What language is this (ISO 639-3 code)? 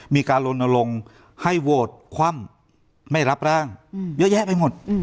tha